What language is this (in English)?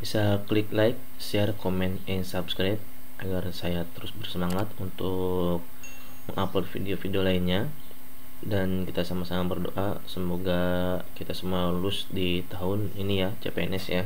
Indonesian